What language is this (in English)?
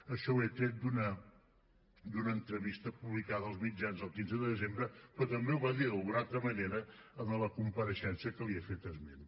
Catalan